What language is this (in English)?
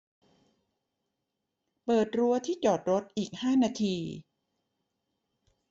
Thai